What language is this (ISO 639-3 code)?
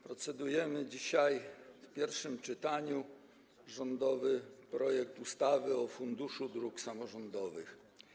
pol